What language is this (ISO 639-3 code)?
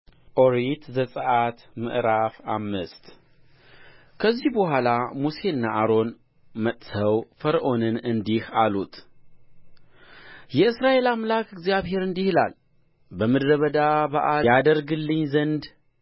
amh